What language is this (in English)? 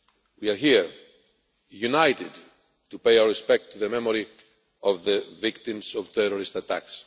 English